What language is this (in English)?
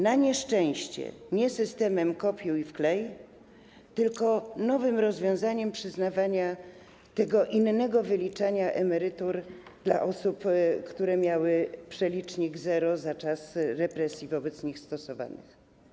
Polish